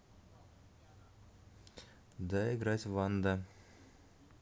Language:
Russian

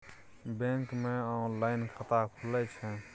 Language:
Maithili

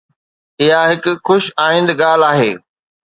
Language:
Sindhi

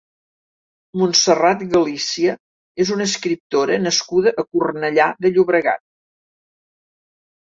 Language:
Catalan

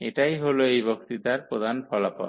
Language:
Bangla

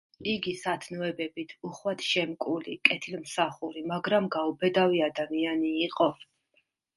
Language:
Georgian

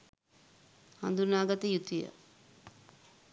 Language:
Sinhala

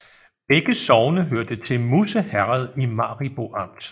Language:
Danish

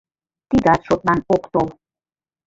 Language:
Mari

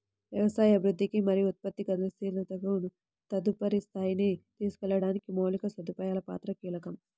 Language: Telugu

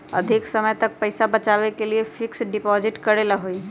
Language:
Magahi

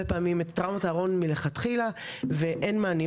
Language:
Hebrew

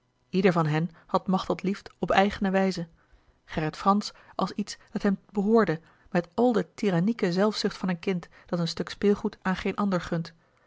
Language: Dutch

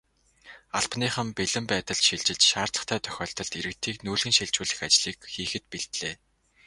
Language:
Mongolian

